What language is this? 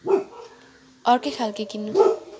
Nepali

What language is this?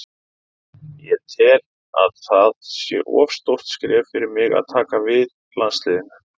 Icelandic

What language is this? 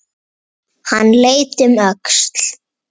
Icelandic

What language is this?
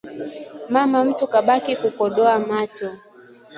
Swahili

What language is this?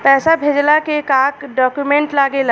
Bhojpuri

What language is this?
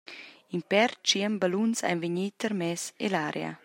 Romansh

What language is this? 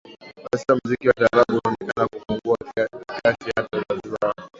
Swahili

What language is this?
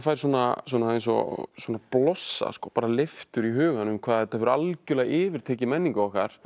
Icelandic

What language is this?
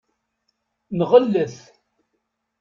Kabyle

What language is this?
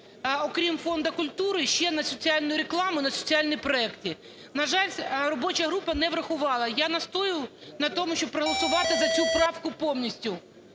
Ukrainian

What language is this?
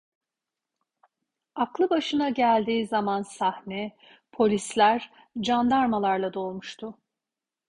Turkish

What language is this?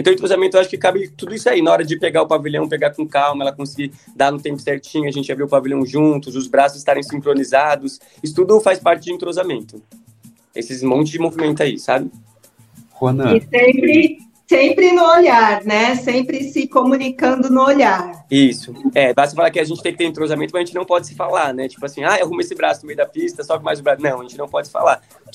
Portuguese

